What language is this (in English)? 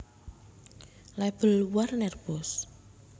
Javanese